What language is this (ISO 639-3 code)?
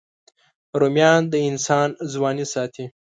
pus